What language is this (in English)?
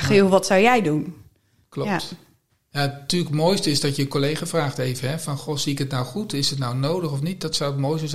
Dutch